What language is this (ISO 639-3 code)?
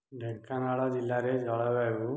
ori